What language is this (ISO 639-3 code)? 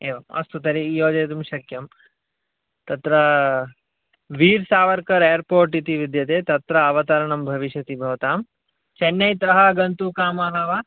san